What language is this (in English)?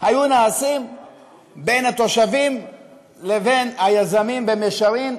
Hebrew